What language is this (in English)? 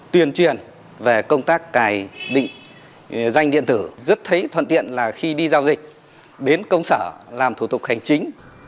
Vietnamese